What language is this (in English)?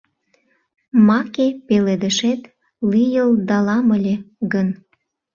Mari